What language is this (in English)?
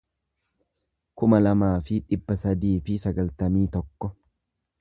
Oromo